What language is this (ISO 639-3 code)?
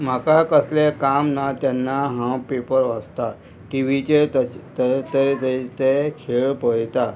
kok